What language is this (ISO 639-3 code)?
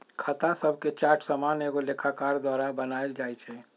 mag